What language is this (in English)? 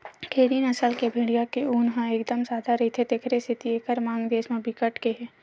Chhattisgarhi